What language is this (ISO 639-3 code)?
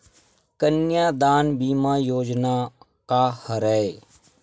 hne